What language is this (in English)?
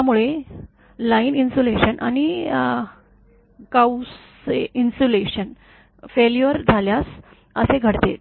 Marathi